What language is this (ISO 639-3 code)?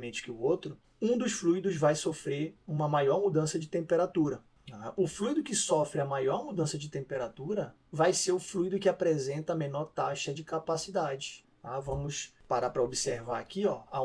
por